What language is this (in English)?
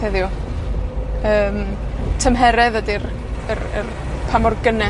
Welsh